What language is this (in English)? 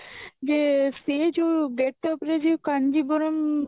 Odia